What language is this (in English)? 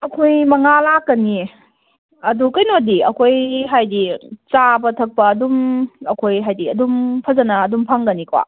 Manipuri